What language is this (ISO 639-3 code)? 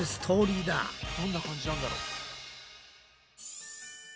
jpn